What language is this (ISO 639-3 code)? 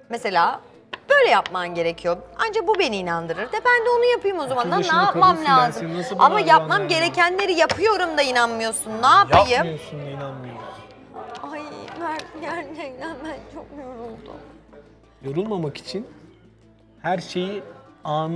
tur